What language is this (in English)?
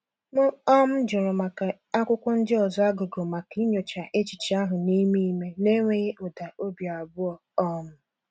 Igbo